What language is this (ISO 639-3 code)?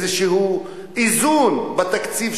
heb